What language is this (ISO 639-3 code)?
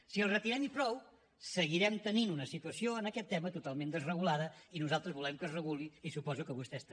cat